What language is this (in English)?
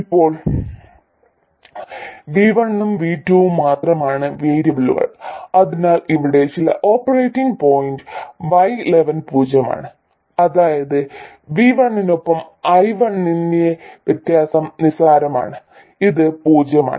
Malayalam